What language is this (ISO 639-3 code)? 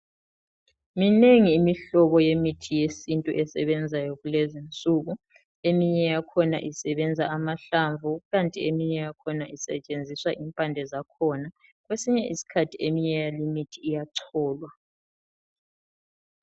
nde